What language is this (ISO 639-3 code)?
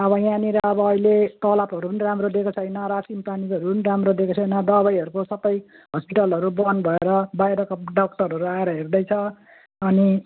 nep